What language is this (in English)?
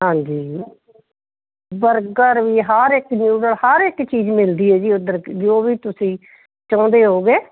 Punjabi